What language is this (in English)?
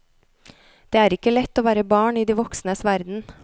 Norwegian